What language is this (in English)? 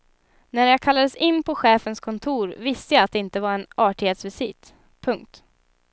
Swedish